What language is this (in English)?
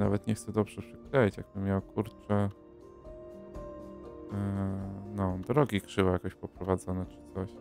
Polish